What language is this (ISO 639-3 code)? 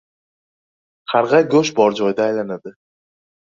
uzb